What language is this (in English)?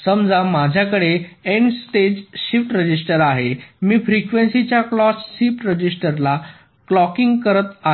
Marathi